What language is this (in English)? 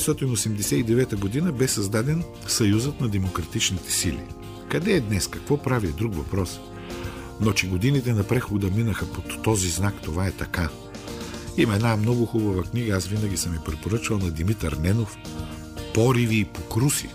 Bulgarian